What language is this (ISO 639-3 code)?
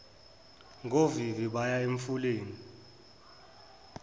zul